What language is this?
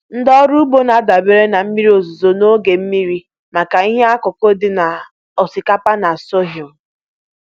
Igbo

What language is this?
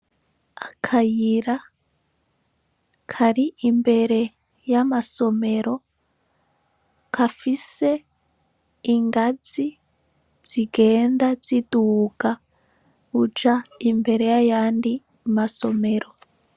Rundi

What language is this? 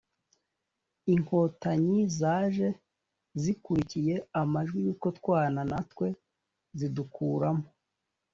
Kinyarwanda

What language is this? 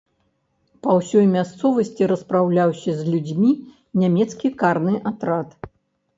Belarusian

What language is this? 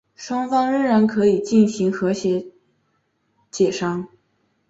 Chinese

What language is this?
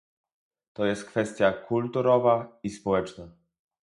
Polish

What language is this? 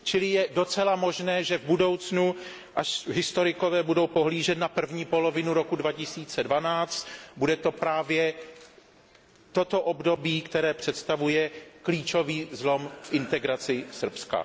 Czech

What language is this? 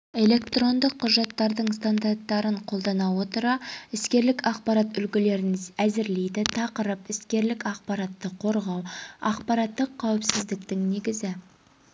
Kazakh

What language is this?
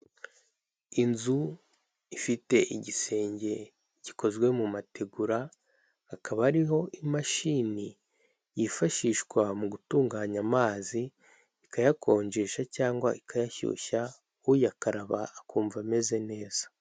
Kinyarwanda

